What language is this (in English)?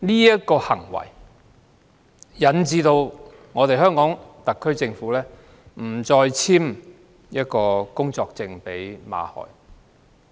Cantonese